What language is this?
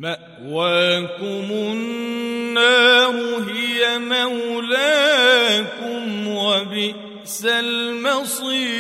Arabic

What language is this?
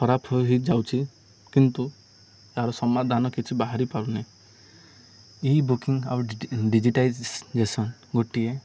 Odia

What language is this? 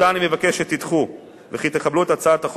Hebrew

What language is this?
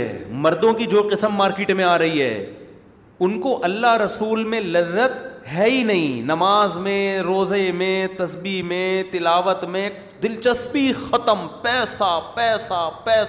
Urdu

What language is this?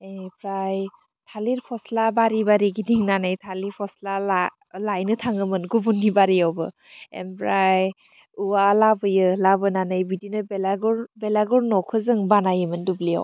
Bodo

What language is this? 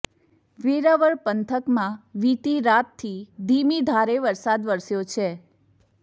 Gujarati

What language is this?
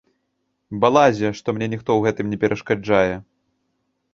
Belarusian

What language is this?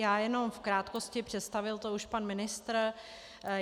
Czech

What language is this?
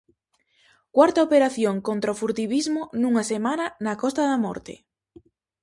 Galician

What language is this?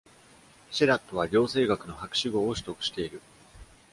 Japanese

